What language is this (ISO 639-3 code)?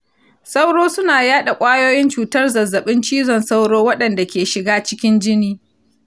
hau